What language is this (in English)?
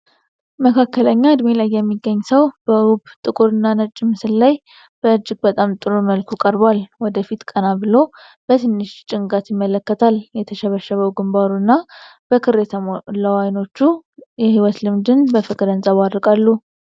Amharic